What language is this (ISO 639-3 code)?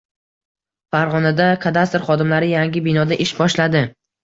uzb